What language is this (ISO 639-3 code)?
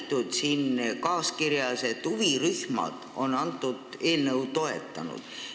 est